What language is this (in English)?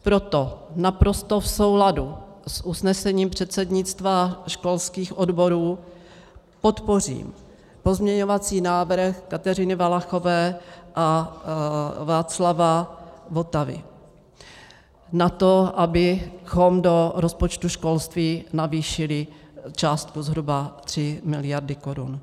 Czech